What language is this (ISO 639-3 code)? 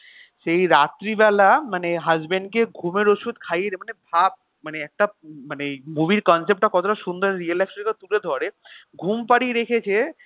ben